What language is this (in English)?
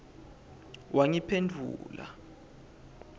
Swati